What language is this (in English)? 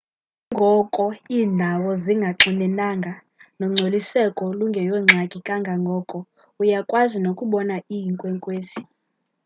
Xhosa